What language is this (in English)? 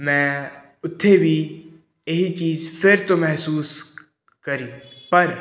Punjabi